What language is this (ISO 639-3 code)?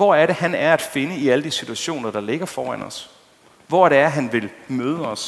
dan